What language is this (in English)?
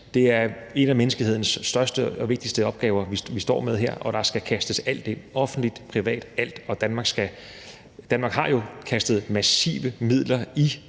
Danish